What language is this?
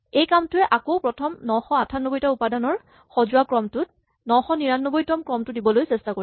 Assamese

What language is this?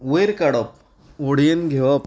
Konkani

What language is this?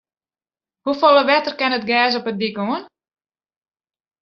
Western Frisian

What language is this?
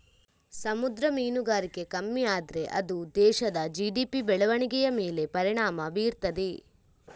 Kannada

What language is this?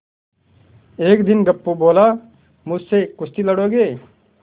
Hindi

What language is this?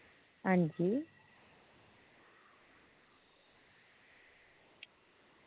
Dogri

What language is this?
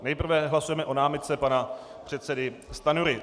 Czech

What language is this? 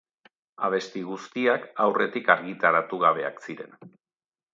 Basque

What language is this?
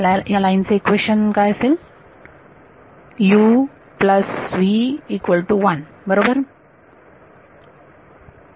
Marathi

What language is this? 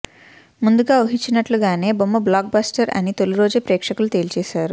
Telugu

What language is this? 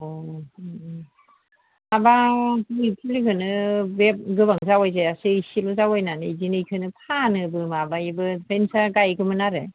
Bodo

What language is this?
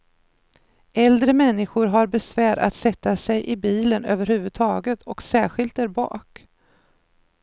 Swedish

